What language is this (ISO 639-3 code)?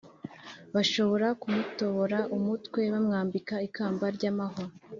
kin